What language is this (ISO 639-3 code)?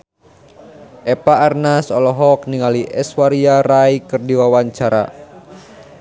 sun